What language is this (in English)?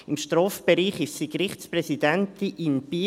Swiss German